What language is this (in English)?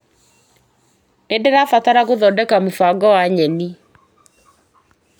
Kikuyu